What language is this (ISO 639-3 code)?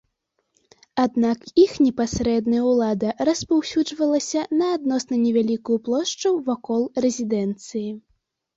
bel